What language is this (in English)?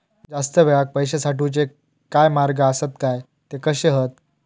Marathi